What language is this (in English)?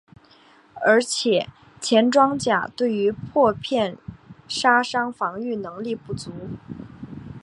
Chinese